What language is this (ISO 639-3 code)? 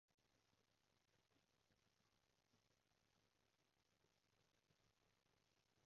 yue